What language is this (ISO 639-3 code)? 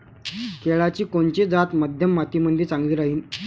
mar